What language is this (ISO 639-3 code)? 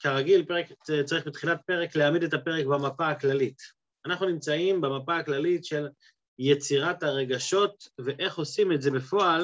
heb